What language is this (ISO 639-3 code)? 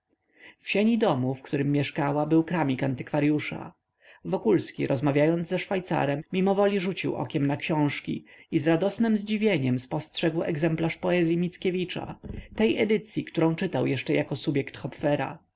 pol